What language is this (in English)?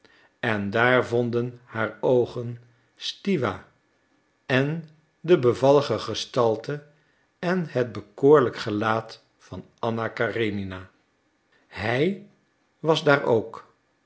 Dutch